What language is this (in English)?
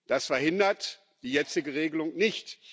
German